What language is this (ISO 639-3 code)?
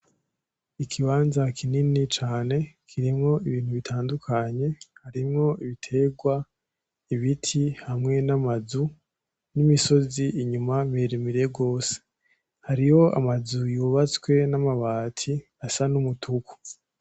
run